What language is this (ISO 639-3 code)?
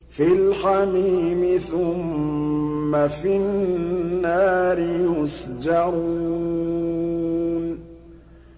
ara